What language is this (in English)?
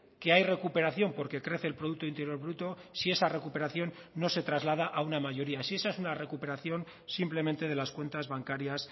Spanish